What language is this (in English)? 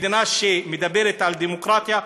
Hebrew